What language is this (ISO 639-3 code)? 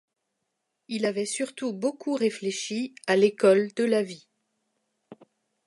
fra